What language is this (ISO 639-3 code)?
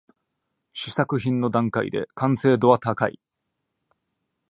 jpn